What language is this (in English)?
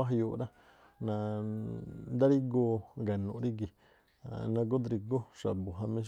Tlacoapa Me'phaa